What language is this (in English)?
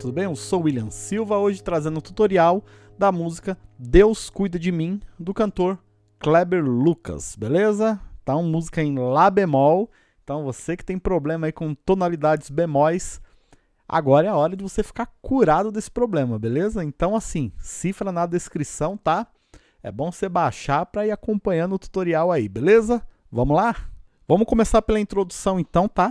Portuguese